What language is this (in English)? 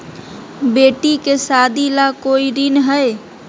Magahi